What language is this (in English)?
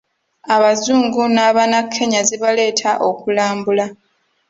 Ganda